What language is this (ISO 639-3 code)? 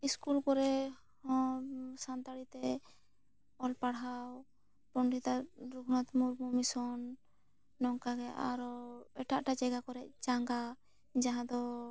sat